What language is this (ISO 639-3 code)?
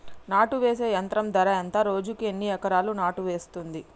tel